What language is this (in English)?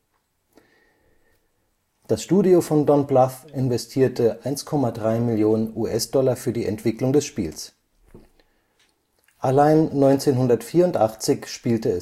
German